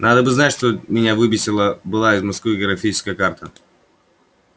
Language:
Russian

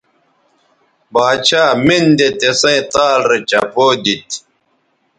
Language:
Bateri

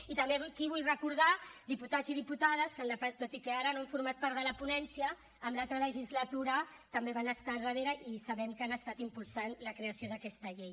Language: Catalan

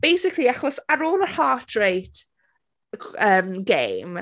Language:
Welsh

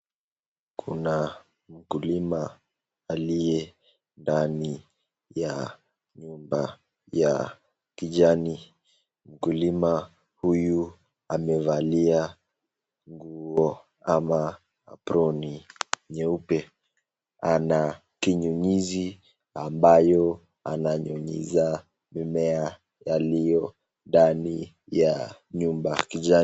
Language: Swahili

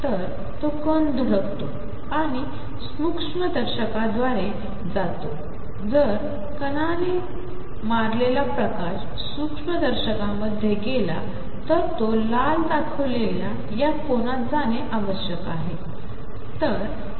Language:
Marathi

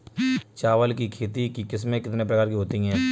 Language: Hindi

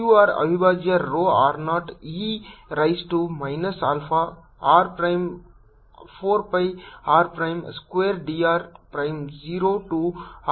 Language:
Kannada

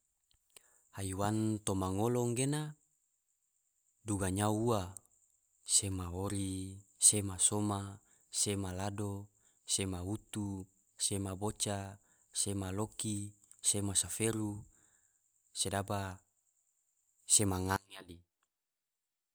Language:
Tidore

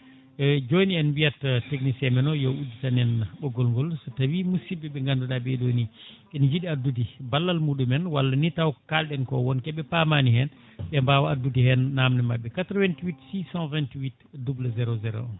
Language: Fula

